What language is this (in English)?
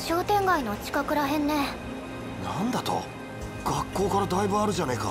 Japanese